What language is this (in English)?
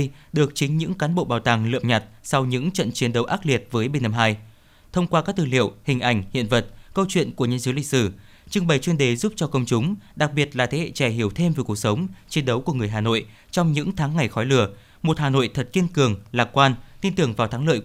Vietnamese